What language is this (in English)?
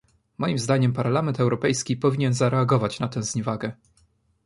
Polish